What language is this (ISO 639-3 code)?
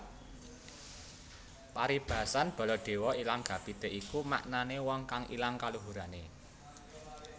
jav